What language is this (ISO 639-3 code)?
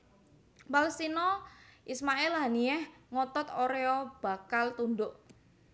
jav